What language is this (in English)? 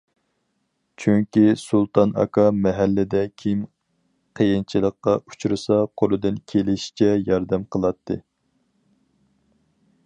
Uyghur